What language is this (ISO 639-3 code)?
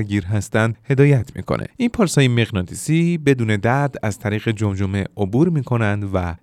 fas